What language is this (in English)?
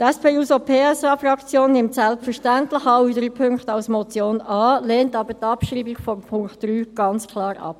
Swiss German